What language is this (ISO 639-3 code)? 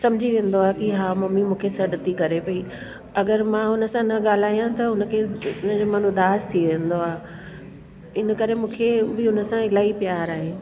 snd